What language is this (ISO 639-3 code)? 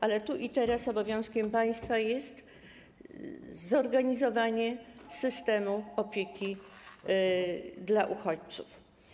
pol